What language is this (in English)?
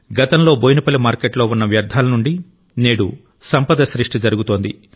Telugu